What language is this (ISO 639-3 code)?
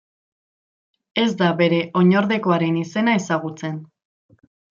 eus